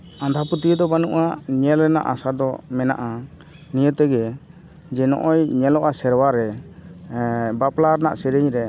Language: Santali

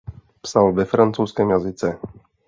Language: Czech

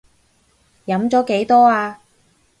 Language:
Cantonese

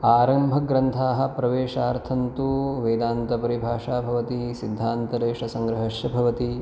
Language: Sanskrit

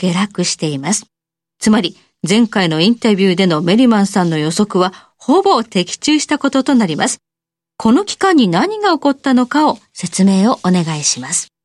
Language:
Japanese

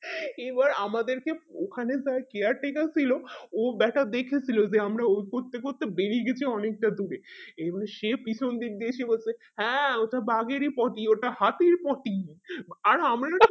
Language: Bangla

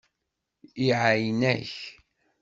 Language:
Kabyle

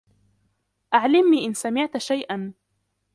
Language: Arabic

